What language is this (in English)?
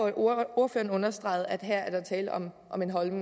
Danish